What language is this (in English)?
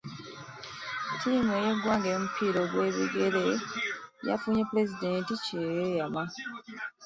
Ganda